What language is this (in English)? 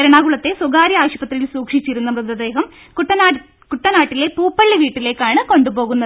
Malayalam